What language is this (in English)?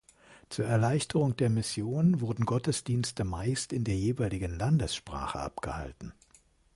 German